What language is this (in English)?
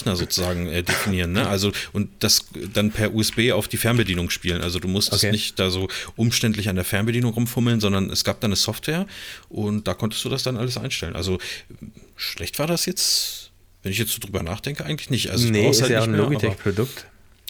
German